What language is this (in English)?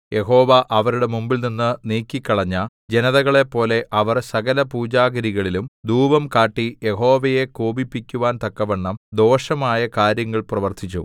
Malayalam